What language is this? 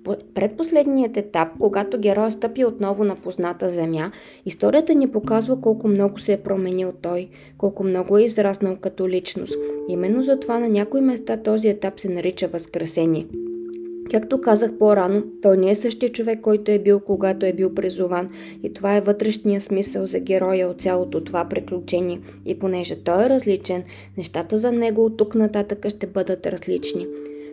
Bulgarian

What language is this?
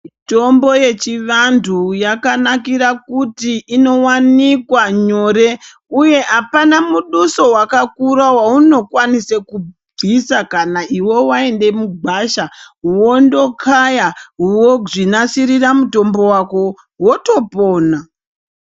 Ndau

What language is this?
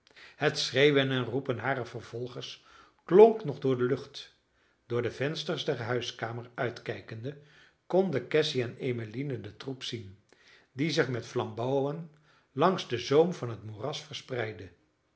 Dutch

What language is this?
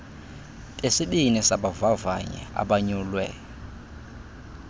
Xhosa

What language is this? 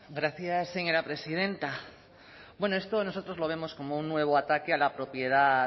Spanish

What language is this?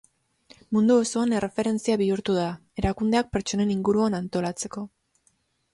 Basque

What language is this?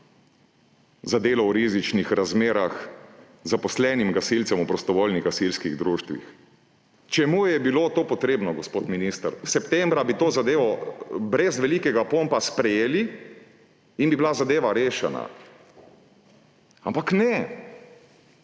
Slovenian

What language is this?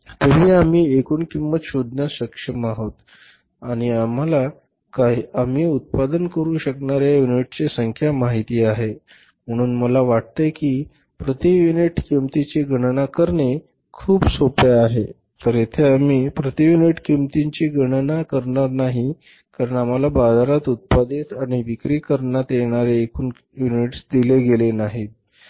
Marathi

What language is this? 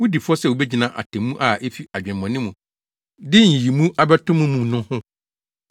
Akan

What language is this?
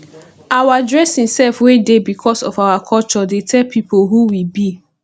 Nigerian Pidgin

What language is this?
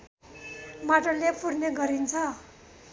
Nepali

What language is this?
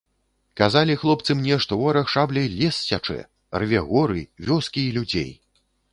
Belarusian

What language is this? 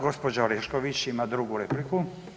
Croatian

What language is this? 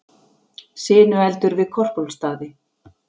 Icelandic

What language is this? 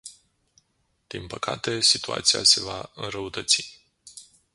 Romanian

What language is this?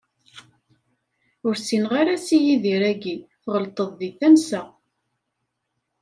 Kabyle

